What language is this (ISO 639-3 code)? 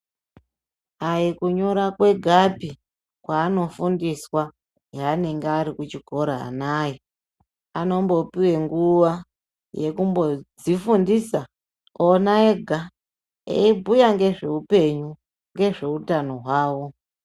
ndc